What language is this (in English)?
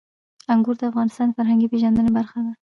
Pashto